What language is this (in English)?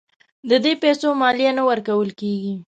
Pashto